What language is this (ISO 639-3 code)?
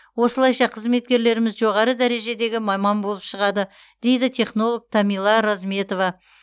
kaz